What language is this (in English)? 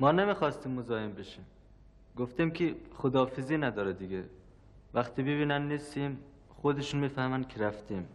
Persian